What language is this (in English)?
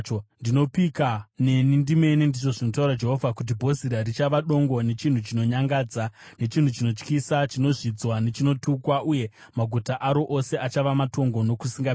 Shona